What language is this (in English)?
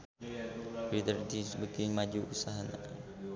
Sundanese